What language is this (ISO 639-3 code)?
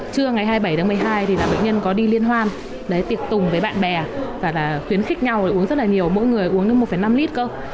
vie